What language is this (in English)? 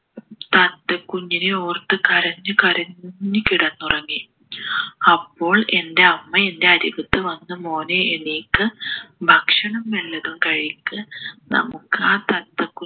Malayalam